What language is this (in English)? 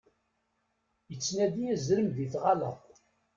Kabyle